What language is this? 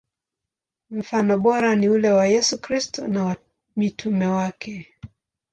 Swahili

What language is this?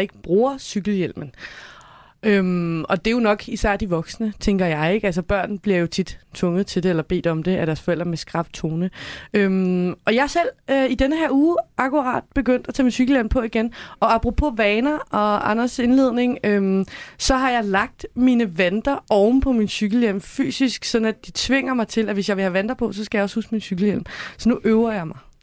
Danish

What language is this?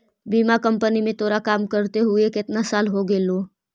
Magahi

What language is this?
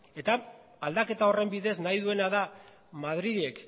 Basque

